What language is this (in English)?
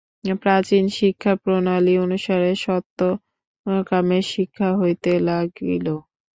Bangla